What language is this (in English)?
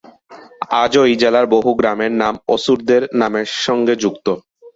Bangla